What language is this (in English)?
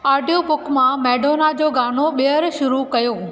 Sindhi